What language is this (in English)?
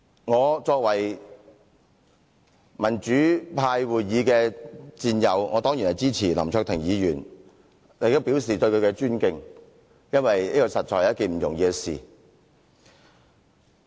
Cantonese